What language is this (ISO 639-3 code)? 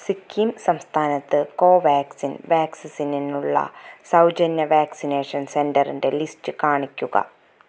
mal